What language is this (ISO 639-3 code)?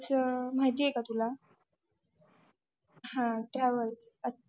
mar